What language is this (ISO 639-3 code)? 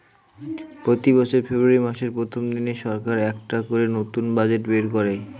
ben